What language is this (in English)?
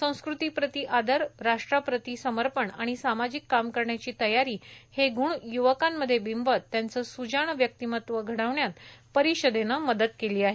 Marathi